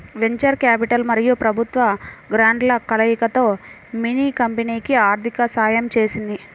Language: Telugu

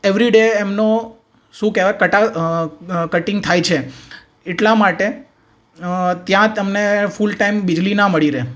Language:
Gujarati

